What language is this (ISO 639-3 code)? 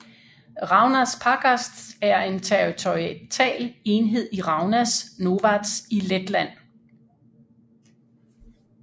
dan